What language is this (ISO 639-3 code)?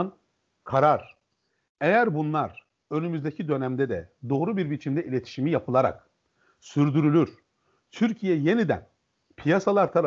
tur